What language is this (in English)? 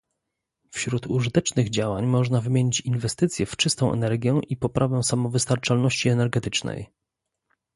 Polish